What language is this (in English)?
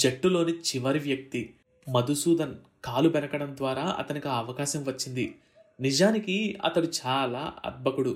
Telugu